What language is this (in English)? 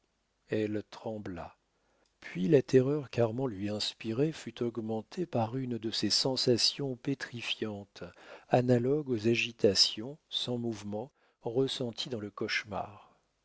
French